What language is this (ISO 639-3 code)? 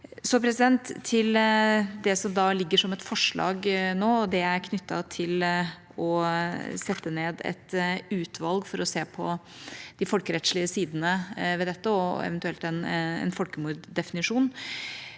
nor